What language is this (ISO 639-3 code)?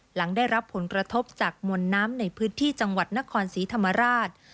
tha